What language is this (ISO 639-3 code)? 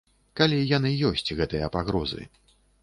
bel